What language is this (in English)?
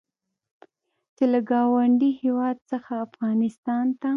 Pashto